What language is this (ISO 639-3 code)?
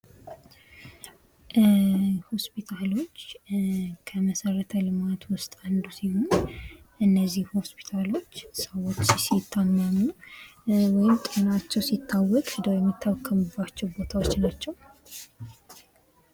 amh